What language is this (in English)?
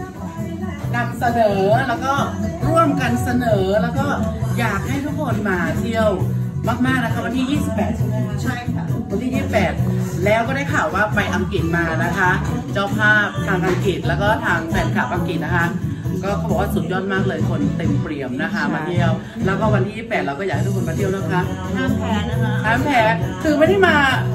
Thai